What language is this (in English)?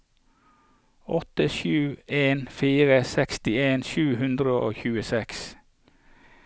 Norwegian